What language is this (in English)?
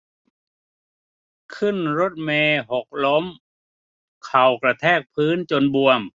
Thai